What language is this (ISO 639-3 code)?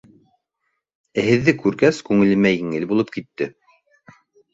bak